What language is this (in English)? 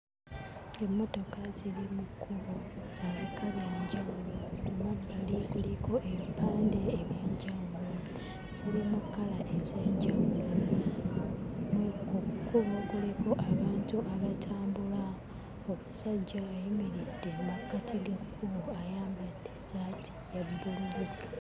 Ganda